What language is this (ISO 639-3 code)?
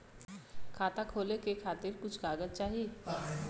bho